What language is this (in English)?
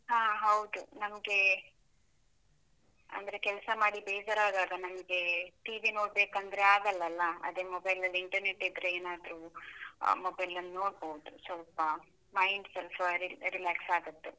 Kannada